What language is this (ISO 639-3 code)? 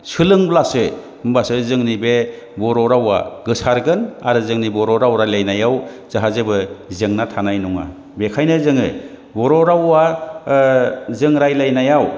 brx